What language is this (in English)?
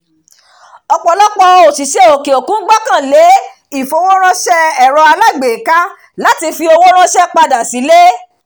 Yoruba